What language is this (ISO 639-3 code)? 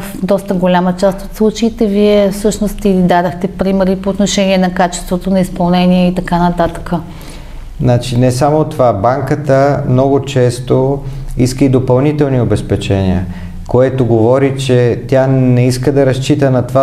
bul